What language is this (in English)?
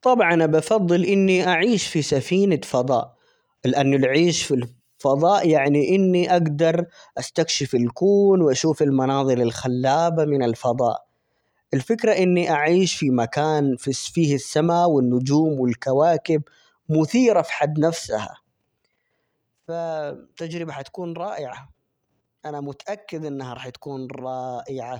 Omani Arabic